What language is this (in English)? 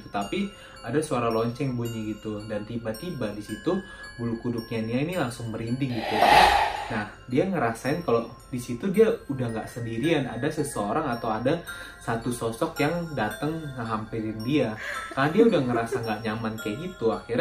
Indonesian